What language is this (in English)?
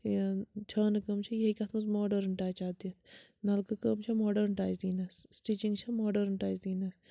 Kashmiri